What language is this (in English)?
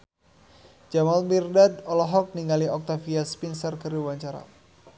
Sundanese